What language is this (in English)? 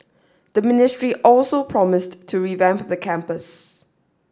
English